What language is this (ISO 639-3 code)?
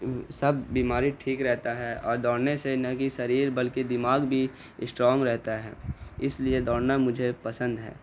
urd